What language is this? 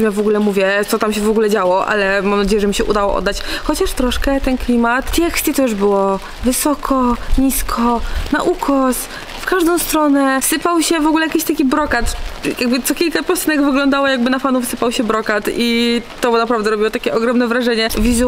Polish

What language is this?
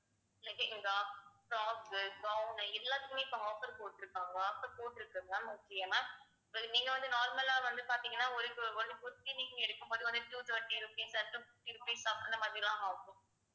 Tamil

